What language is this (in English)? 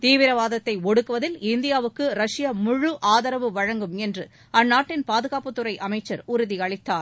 Tamil